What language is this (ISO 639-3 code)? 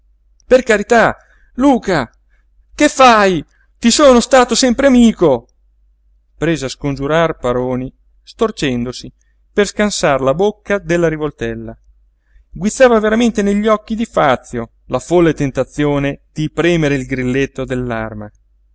ita